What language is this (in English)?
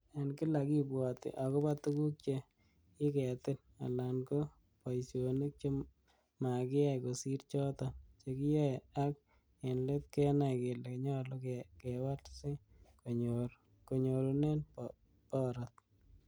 Kalenjin